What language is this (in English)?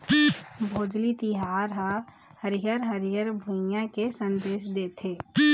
Chhattisgarhi